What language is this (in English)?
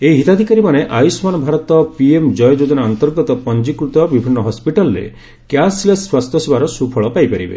Odia